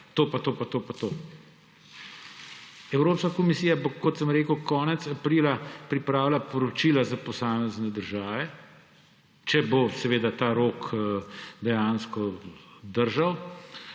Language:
Slovenian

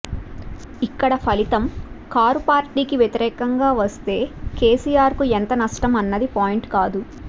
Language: Telugu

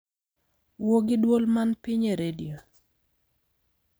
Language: Luo (Kenya and Tanzania)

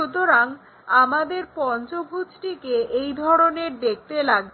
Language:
Bangla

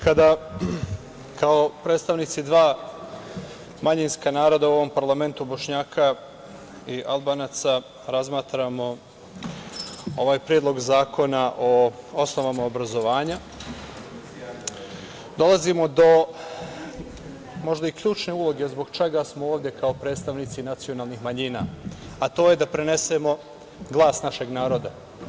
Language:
Serbian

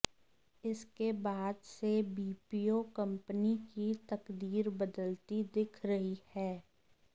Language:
Hindi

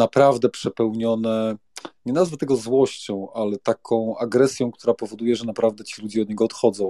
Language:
Polish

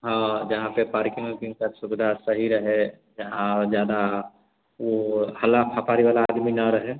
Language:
Hindi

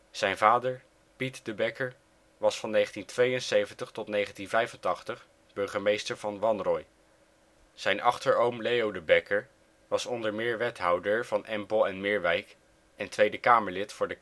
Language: Dutch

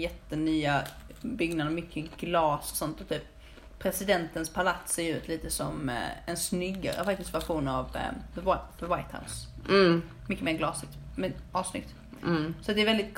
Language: Swedish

